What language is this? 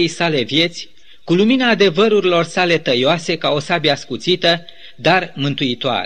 Romanian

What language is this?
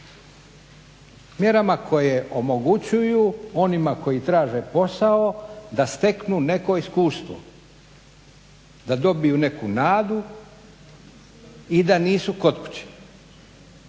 Croatian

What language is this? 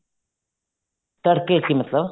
Punjabi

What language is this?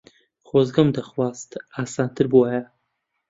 Central Kurdish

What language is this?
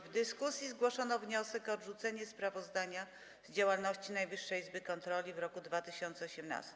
Polish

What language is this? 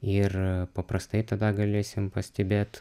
Lithuanian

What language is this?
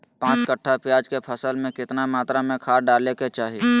Magahi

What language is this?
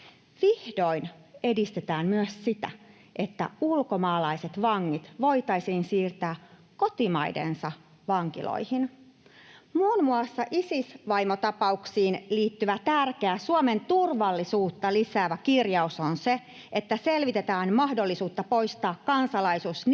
Finnish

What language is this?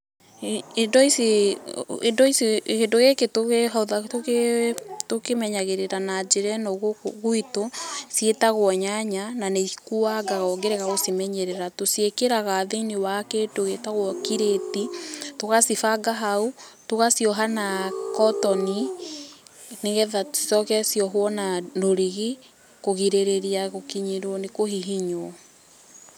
Kikuyu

